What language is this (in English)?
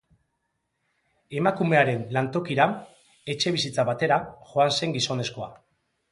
Basque